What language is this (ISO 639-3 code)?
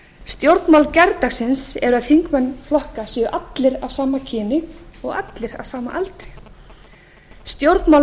isl